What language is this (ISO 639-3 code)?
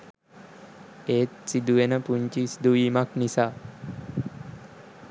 sin